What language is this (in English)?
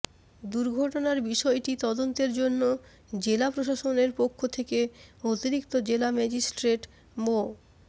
Bangla